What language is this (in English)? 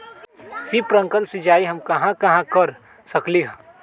Magahi